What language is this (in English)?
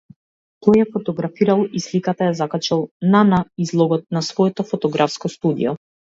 Macedonian